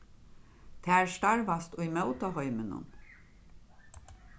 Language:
Faroese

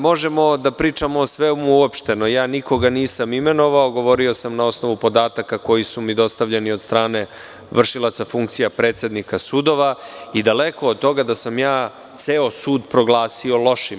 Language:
Serbian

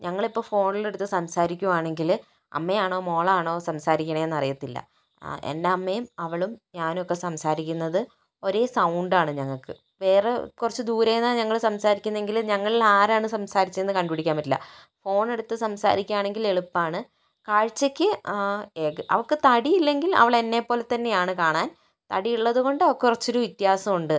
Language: Malayalam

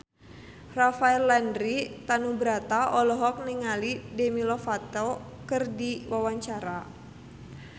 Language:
Sundanese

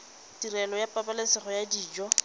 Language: Tswana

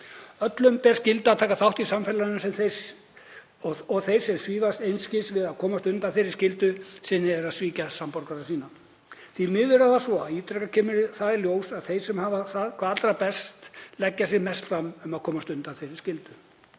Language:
Icelandic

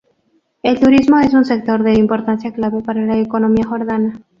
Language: Spanish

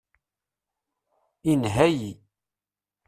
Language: Kabyle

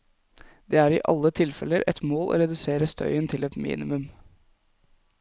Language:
Norwegian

